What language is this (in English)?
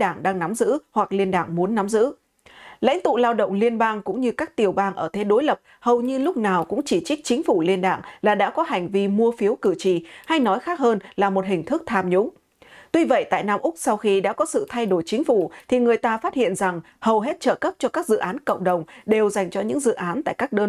Vietnamese